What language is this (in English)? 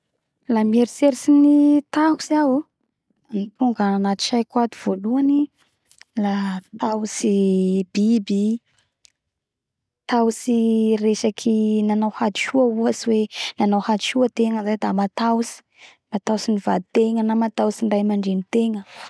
Bara Malagasy